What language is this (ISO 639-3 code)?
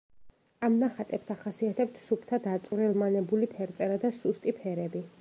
kat